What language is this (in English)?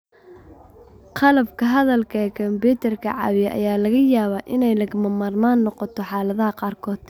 Somali